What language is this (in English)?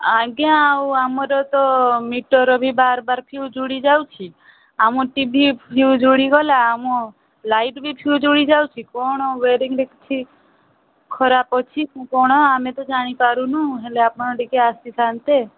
Odia